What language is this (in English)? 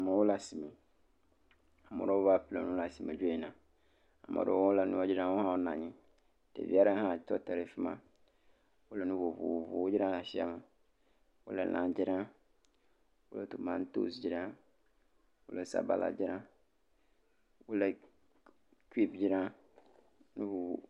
Ewe